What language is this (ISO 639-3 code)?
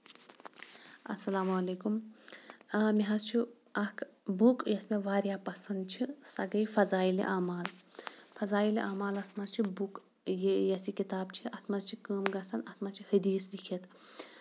kas